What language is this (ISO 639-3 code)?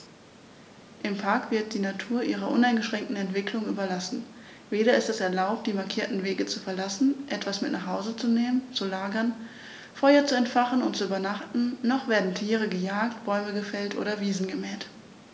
deu